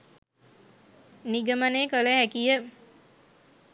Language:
Sinhala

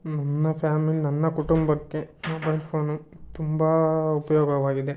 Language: Kannada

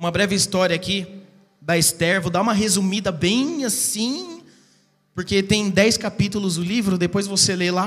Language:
Portuguese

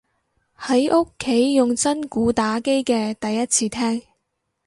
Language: Cantonese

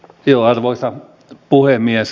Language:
Finnish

